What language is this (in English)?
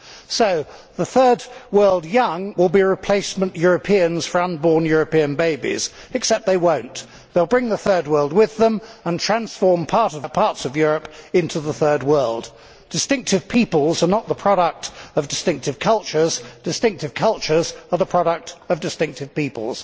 English